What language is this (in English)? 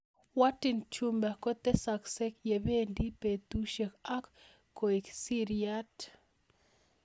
Kalenjin